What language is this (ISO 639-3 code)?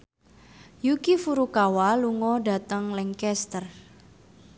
jav